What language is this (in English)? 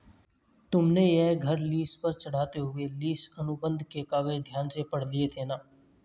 Hindi